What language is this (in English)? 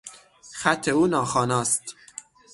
Persian